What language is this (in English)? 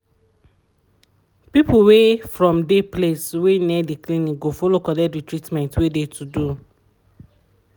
Nigerian Pidgin